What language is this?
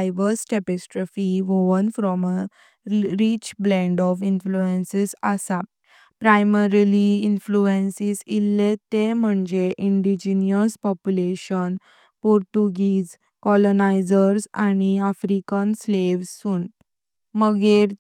Konkani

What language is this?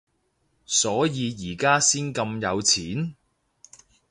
Cantonese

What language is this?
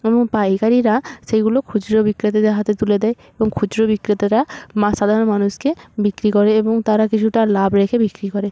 Bangla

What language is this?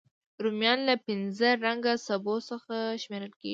Pashto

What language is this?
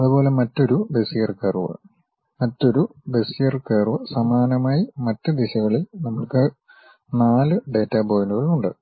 Malayalam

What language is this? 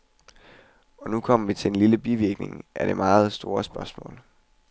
Danish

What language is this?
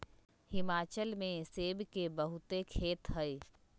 Magahi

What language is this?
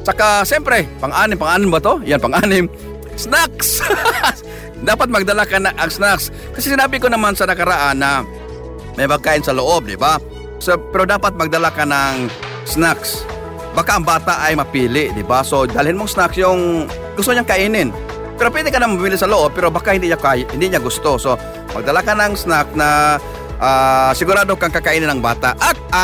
Filipino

